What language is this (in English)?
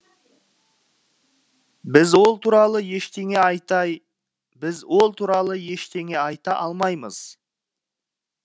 Kazakh